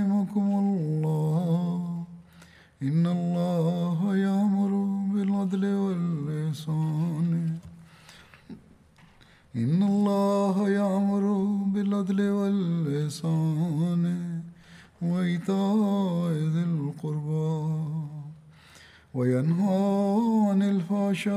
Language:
Bulgarian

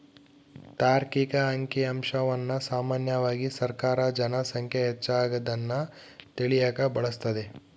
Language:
Kannada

